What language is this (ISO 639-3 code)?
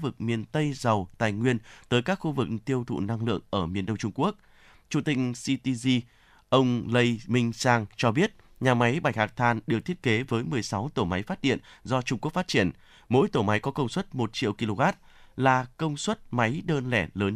vie